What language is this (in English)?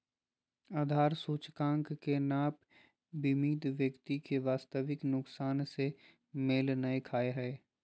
Magahi